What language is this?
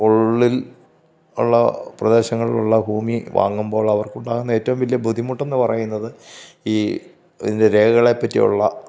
Malayalam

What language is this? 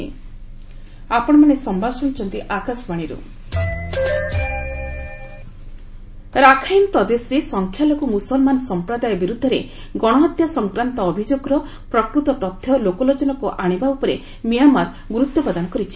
Odia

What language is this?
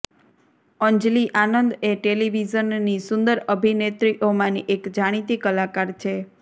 Gujarati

